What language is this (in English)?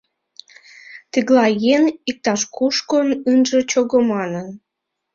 Mari